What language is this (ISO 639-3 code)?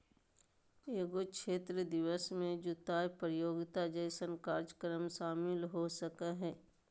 mag